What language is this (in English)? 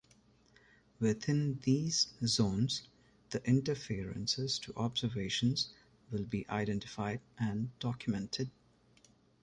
English